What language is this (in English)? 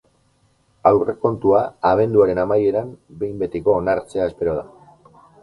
Basque